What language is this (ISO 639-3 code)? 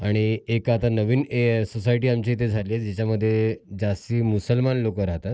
mar